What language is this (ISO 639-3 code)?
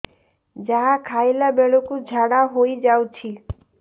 ori